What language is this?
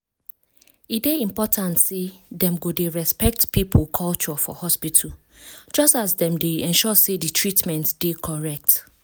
Nigerian Pidgin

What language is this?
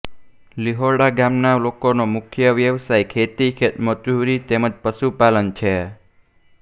Gujarati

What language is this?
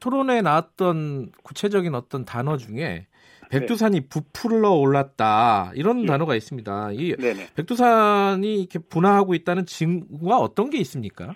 Korean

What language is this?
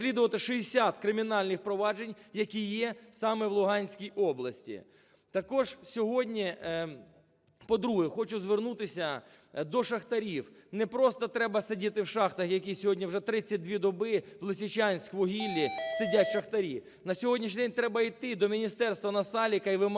Ukrainian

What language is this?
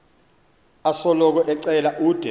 Xhosa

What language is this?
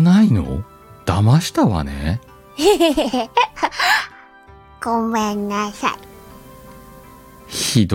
Japanese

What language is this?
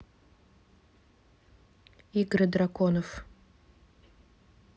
Russian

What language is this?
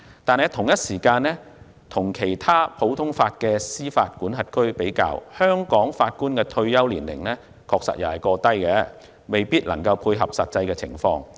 Cantonese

